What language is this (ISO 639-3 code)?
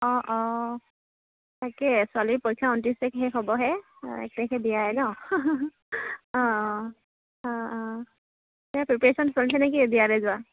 asm